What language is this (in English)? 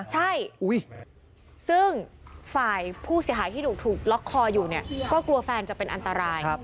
Thai